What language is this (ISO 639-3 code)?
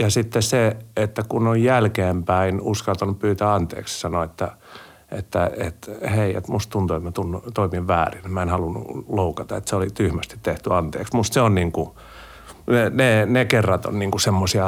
fin